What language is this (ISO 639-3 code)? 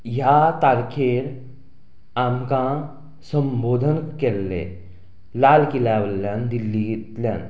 kok